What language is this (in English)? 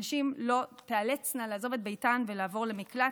Hebrew